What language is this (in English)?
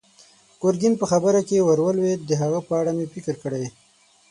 Pashto